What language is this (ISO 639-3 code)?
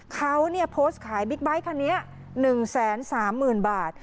tha